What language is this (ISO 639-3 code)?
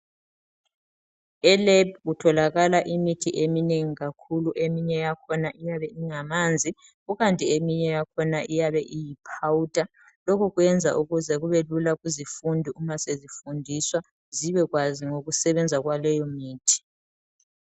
nde